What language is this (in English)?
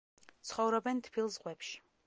Georgian